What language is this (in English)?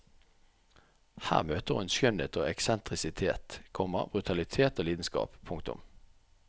Norwegian